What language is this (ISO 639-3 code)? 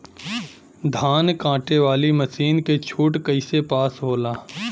bho